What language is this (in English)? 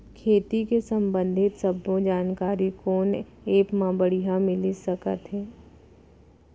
Chhattisgarhi